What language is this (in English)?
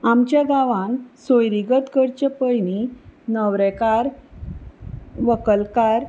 Konkani